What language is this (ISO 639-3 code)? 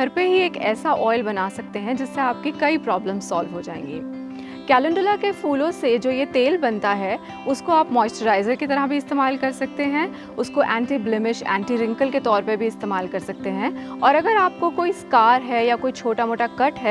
hin